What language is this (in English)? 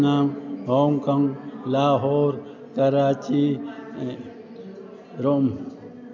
Sindhi